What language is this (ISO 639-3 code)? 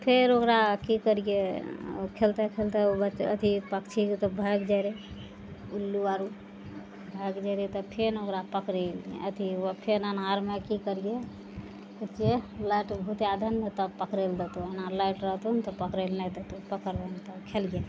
mai